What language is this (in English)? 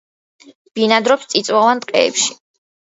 Georgian